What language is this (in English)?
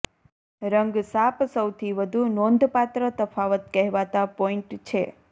Gujarati